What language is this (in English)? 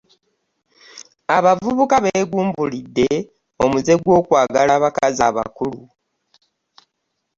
Ganda